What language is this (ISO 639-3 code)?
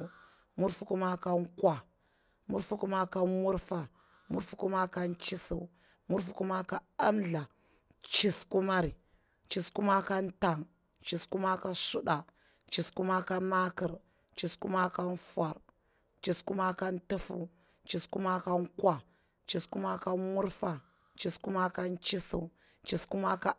bwr